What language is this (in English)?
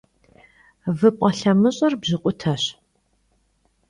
Kabardian